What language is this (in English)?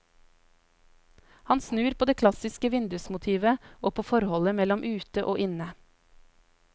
Norwegian